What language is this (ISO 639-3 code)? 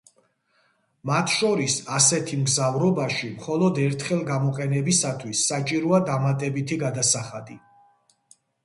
kat